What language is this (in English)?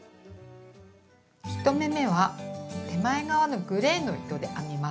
Japanese